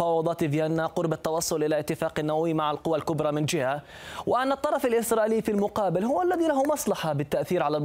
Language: Arabic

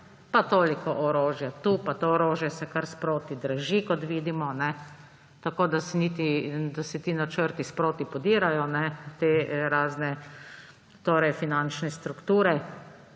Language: Slovenian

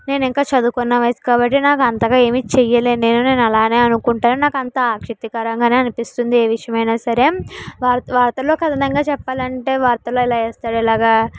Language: Telugu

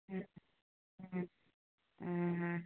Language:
Maithili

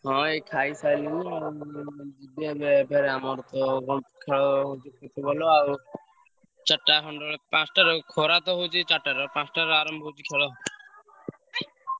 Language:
Odia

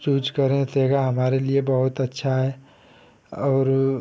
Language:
Hindi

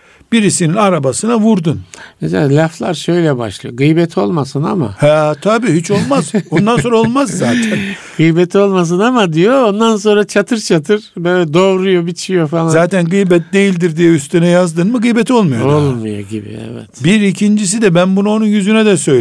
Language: Turkish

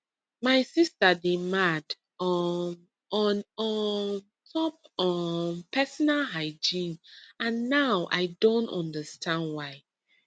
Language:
Nigerian Pidgin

